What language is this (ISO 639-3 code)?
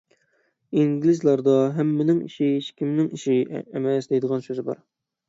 uig